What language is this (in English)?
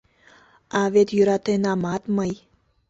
Mari